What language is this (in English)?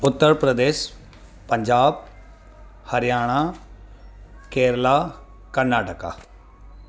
Sindhi